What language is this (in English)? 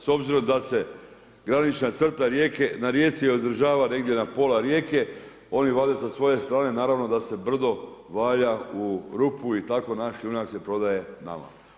Croatian